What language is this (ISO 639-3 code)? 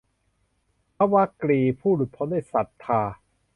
tha